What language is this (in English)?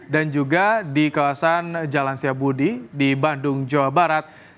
Indonesian